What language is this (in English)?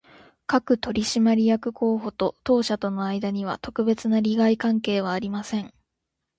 Japanese